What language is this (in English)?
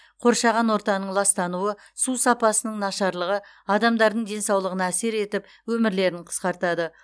Kazakh